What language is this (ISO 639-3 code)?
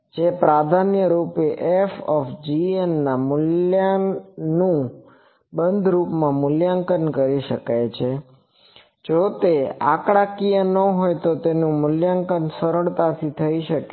guj